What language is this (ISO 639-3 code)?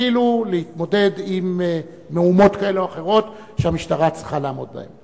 heb